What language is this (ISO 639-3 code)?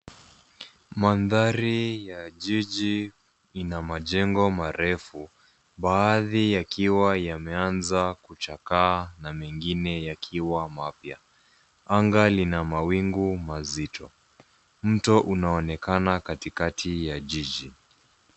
swa